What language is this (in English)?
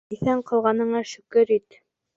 Bashkir